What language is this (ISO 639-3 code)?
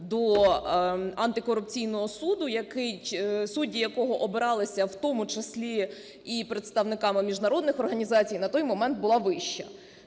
ukr